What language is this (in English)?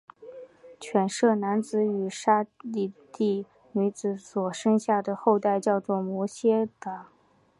Chinese